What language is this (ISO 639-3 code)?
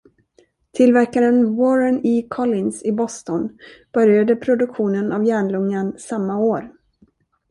swe